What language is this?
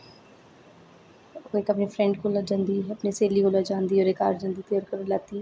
Dogri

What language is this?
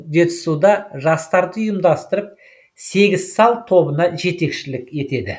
Kazakh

